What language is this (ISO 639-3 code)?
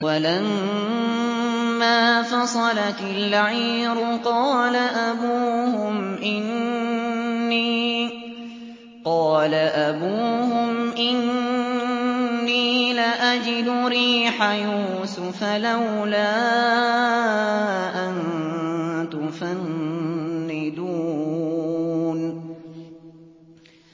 ara